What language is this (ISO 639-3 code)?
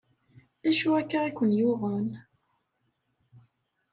kab